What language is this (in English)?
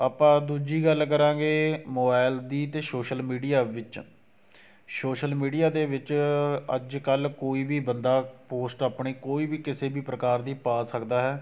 Punjabi